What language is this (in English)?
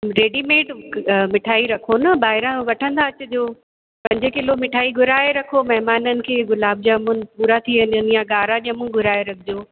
Sindhi